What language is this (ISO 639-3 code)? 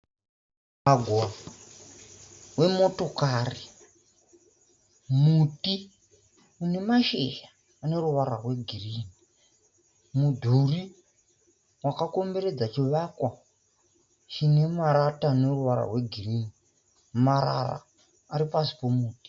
sna